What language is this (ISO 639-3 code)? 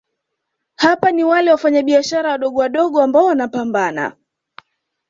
swa